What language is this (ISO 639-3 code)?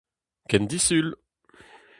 bre